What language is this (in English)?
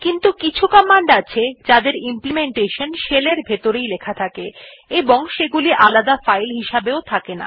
Bangla